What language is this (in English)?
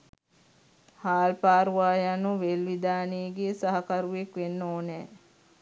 Sinhala